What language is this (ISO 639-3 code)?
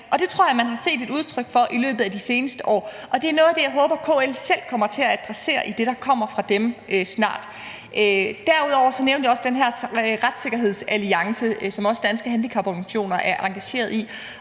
dan